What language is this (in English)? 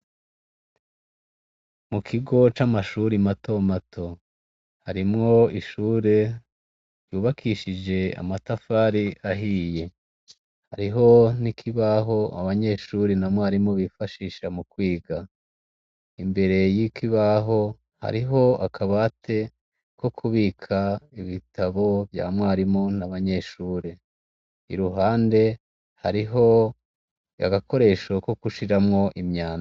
Rundi